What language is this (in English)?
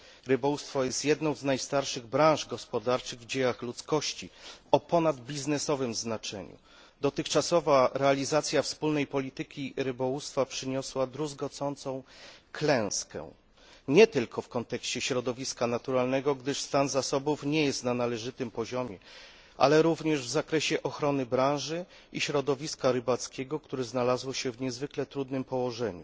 Polish